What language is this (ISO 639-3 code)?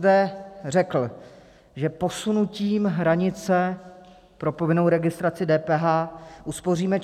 ces